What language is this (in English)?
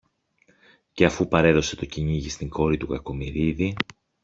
Greek